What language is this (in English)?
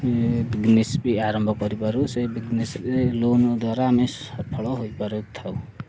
Odia